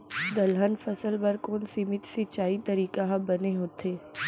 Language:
Chhattisgarhi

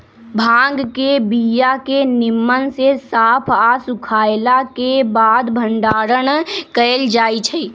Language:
Magahi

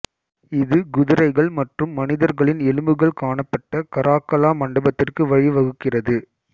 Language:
Tamil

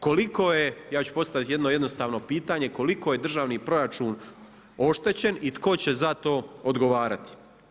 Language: Croatian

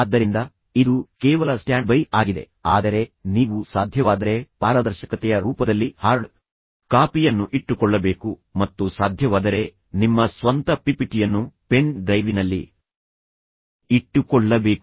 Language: Kannada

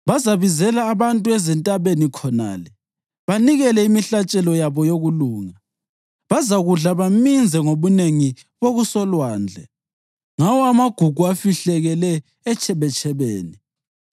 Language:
North Ndebele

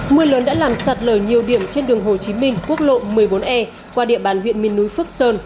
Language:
Vietnamese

